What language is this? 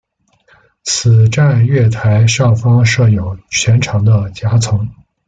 Chinese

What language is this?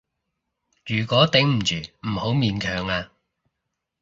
Cantonese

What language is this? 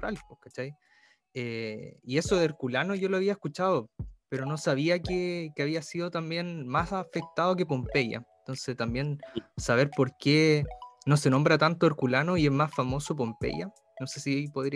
Spanish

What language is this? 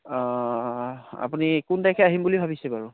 Assamese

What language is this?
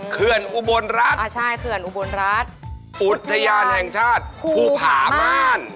Thai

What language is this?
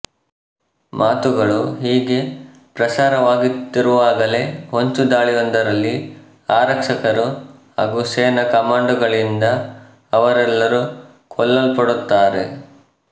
Kannada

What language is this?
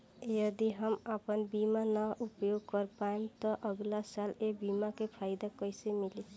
Bhojpuri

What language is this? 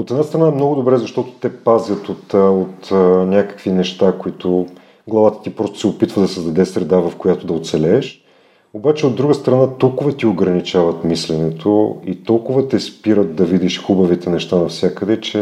Bulgarian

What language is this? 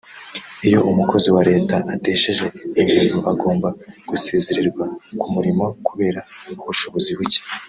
Kinyarwanda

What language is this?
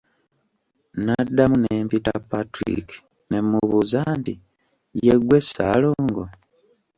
Ganda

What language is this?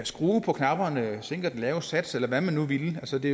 Danish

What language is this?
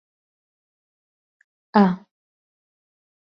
Central Kurdish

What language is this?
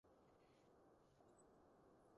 Cantonese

